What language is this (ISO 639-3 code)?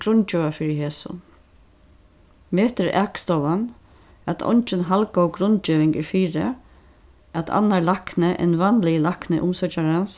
fao